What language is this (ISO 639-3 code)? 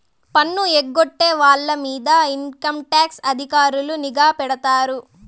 tel